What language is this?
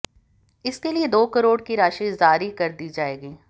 Hindi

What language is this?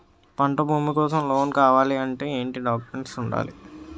Telugu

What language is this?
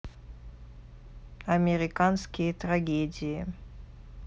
Russian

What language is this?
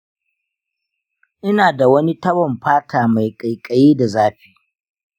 Hausa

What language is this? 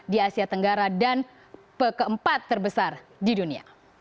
Indonesian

